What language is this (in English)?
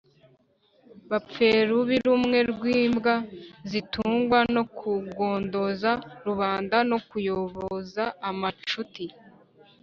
Kinyarwanda